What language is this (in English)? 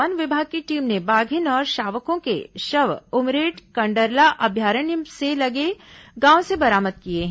Hindi